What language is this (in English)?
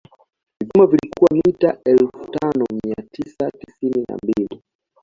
Swahili